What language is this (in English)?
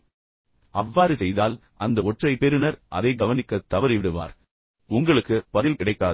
Tamil